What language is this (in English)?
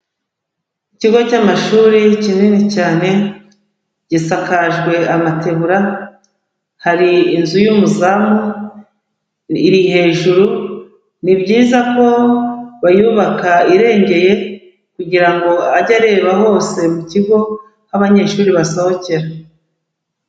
Kinyarwanda